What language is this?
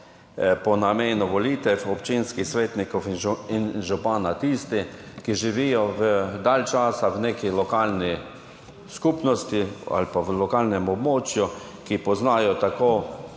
Slovenian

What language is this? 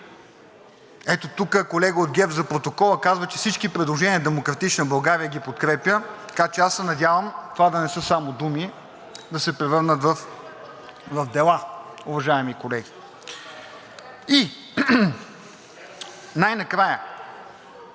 Bulgarian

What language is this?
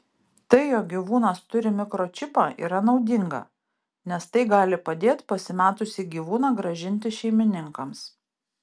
Lithuanian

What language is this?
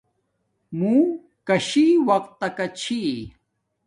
Domaaki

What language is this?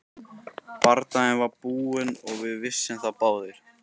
Icelandic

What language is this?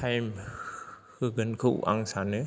Bodo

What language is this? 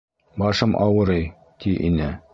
Bashkir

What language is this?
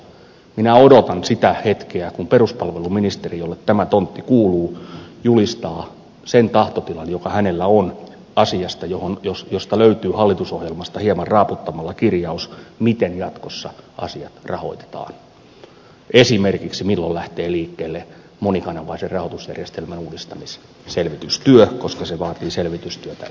Finnish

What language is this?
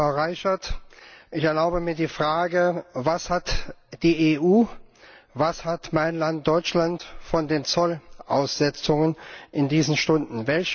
German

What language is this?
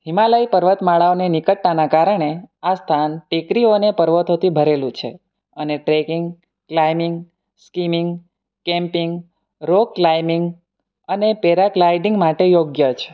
Gujarati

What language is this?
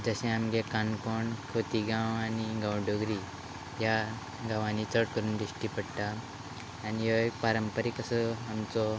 Konkani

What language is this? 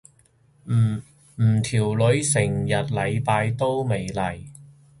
Cantonese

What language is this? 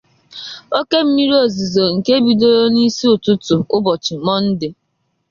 Igbo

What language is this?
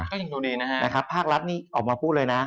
Thai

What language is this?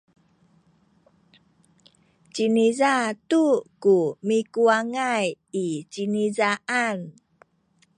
Sakizaya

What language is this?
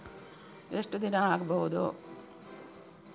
Kannada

